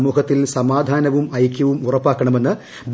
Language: Malayalam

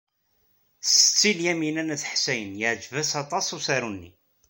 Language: Kabyle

